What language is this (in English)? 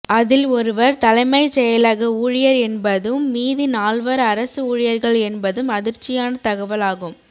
Tamil